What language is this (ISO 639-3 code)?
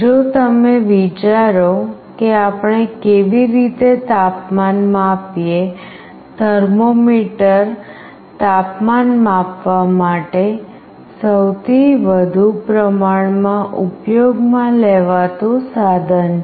guj